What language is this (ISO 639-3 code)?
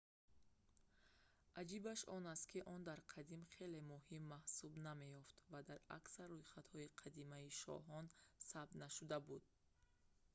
tgk